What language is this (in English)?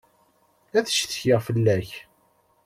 Kabyle